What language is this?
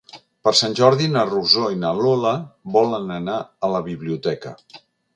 Catalan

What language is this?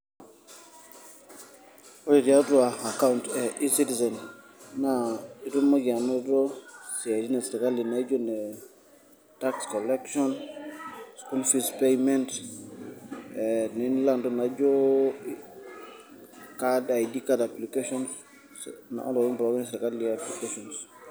Masai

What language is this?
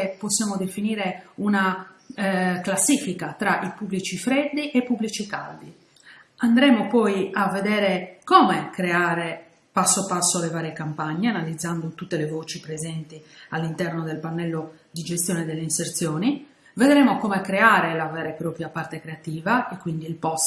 Italian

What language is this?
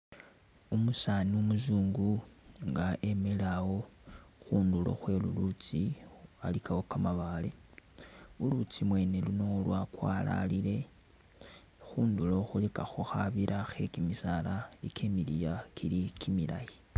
Masaaba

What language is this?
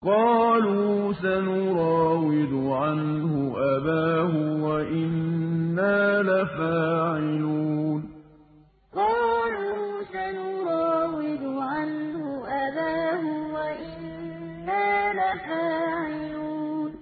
Arabic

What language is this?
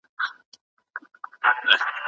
Pashto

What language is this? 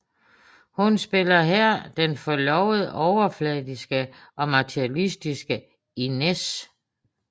Danish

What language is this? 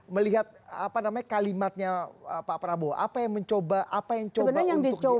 Indonesian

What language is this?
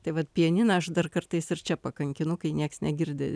Lithuanian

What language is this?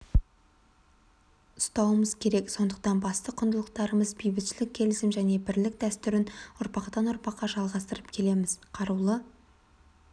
Kazakh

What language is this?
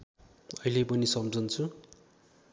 Nepali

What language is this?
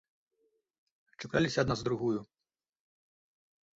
Belarusian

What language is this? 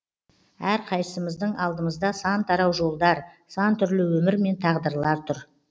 Kazakh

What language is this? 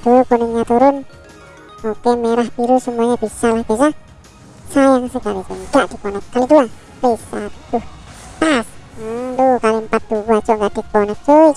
Indonesian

